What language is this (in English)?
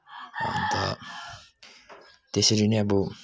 Nepali